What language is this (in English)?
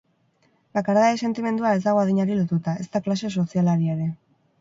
Basque